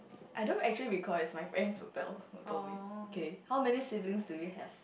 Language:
English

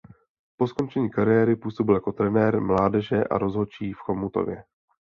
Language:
Czech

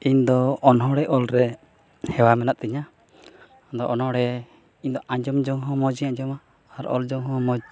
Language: Santali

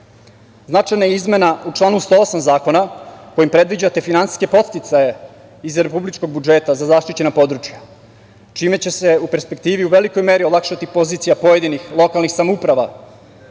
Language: Serbian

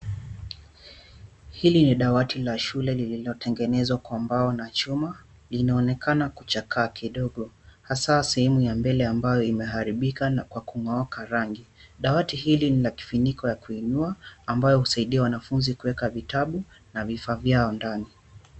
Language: Swahili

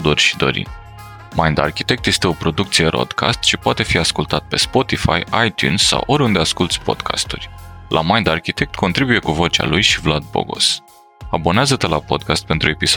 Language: Romanian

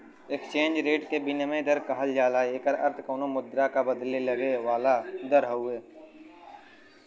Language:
Bhojpuri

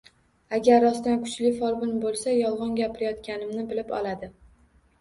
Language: Uzbek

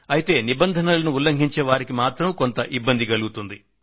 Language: Telugu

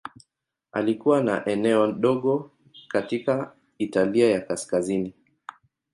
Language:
Swahili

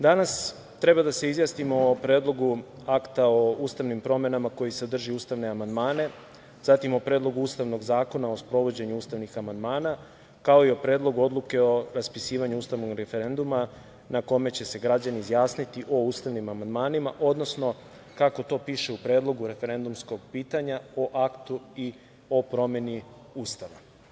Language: Serbian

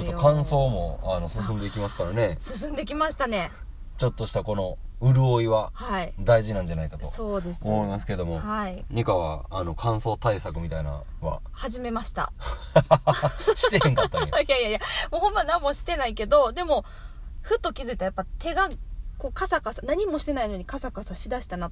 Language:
Japanese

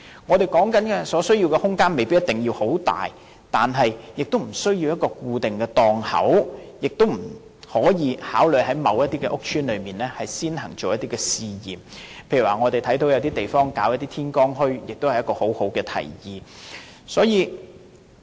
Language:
Cantonese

